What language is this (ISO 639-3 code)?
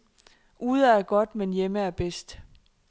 dan